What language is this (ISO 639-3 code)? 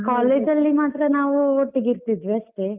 kan